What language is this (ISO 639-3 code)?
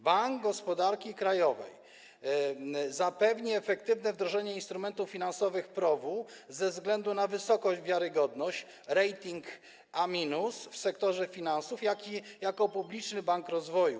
pol